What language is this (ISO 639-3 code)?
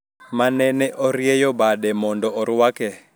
luo